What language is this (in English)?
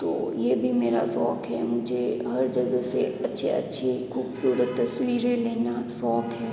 Hindi